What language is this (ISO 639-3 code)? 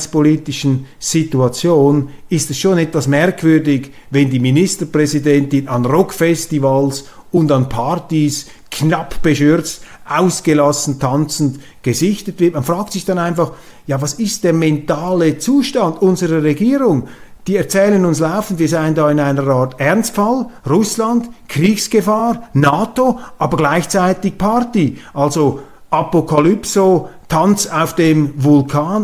deu